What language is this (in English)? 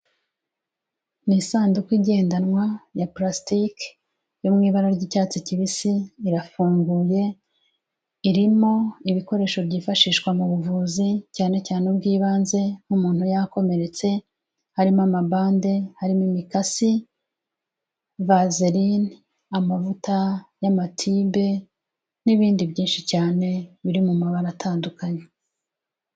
Kinyarwanda